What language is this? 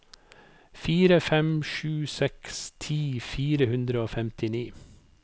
Norwegian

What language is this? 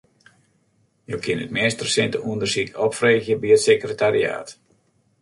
Western Frisian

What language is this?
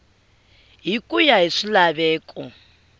Tsonga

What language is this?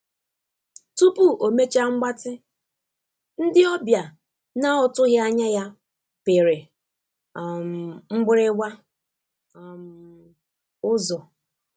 Igbo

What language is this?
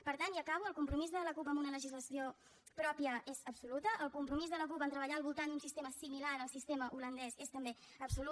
Catalan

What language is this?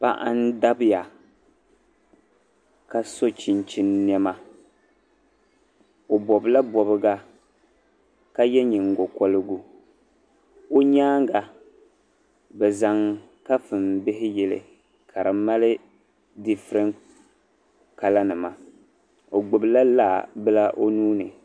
Dagbani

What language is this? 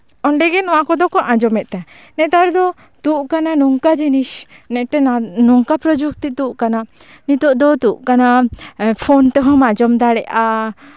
Santali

